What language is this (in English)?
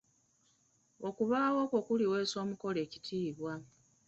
Ganda